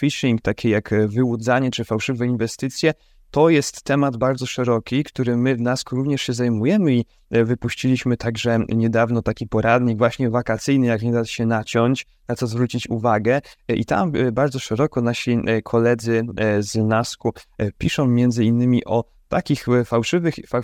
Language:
Polish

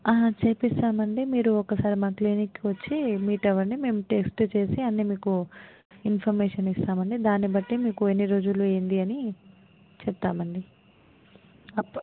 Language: Telugu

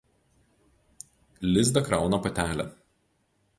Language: Lithuanian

